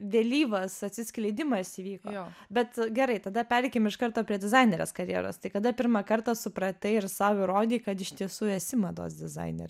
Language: Lithuanian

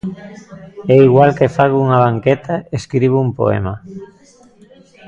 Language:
Galician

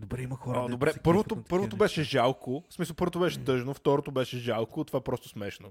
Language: Bulgarian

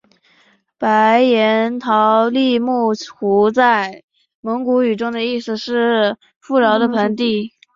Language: Chinese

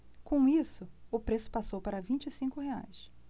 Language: Portuguese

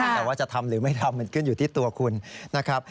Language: Thai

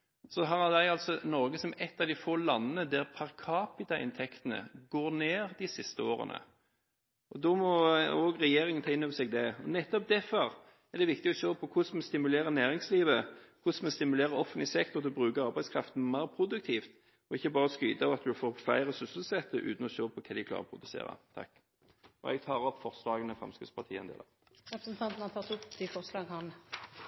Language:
Norwegian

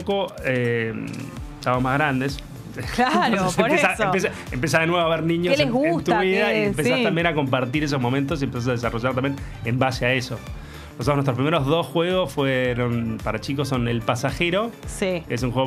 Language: Spanish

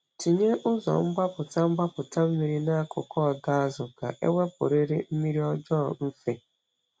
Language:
Igbo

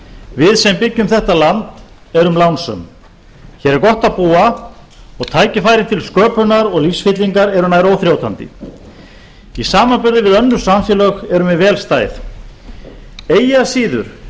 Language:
Icelandic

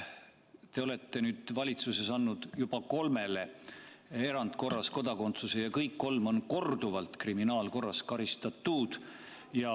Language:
Estonian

